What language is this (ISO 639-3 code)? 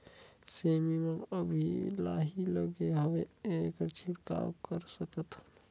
hne